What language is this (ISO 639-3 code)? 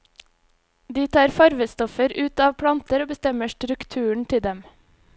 nor